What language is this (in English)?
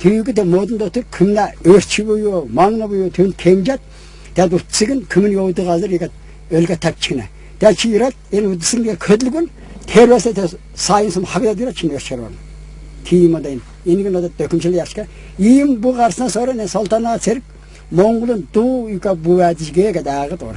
Turkish